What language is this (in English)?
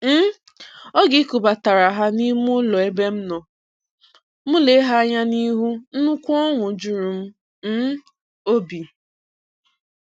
Igbo